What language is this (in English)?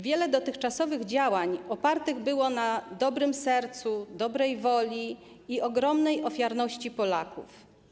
Polish